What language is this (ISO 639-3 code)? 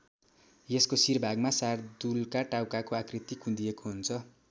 nep